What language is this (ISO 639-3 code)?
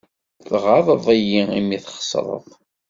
kab